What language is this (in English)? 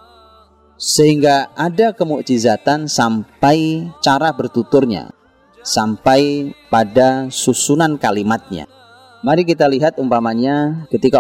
Indonesian